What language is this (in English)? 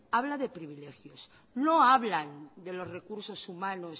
Spanish